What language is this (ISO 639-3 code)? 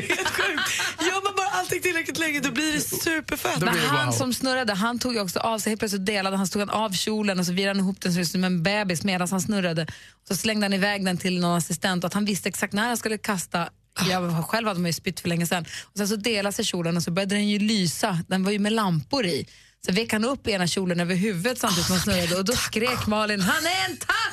swe